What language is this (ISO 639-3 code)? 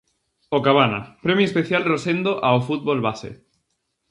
glg